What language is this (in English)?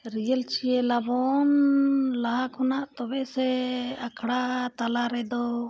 Santali